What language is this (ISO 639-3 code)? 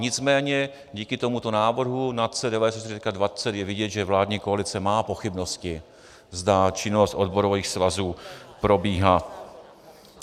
ces